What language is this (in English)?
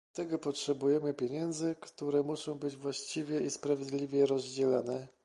Polish